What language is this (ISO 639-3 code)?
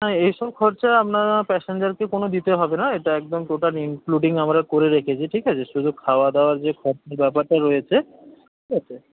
ben